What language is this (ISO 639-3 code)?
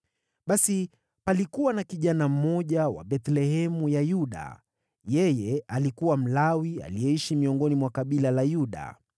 swa